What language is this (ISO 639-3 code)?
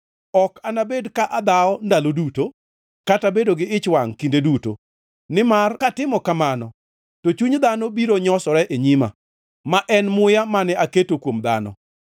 luo